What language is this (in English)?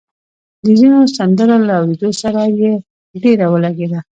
Pashto